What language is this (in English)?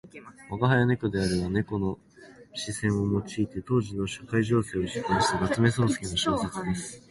Japanese